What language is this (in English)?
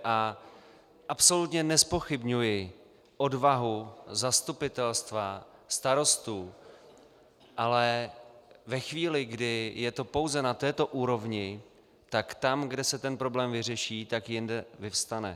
Czech